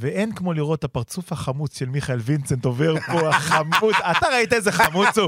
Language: Hebrew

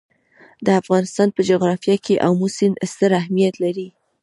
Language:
Pashto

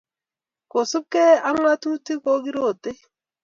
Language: Kalenjin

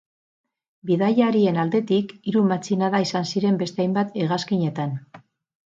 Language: Basque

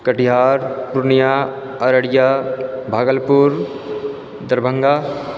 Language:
Maithili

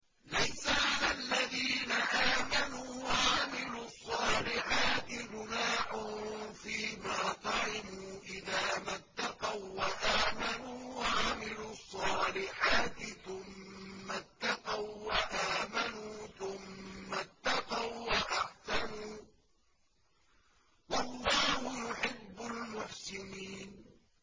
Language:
Arabic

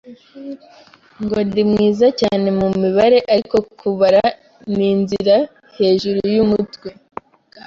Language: Kinyarwanda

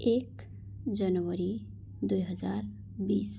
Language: Nepali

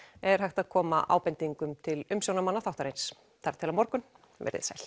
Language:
Icelandic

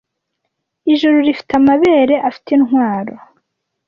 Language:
Kinyarwanda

